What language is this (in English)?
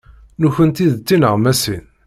Kabyle